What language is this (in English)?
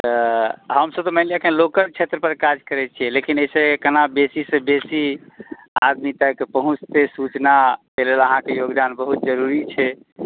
Maithili